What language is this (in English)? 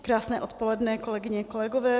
Czech